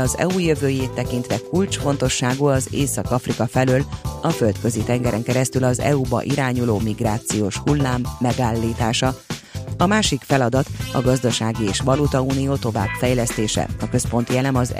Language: Hungarian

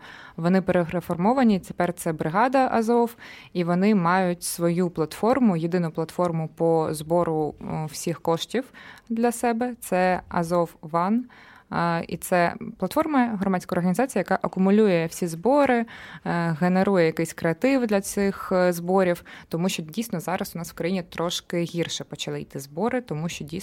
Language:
Ukrainian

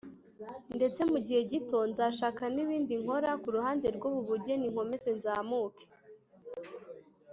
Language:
Kinyarwanda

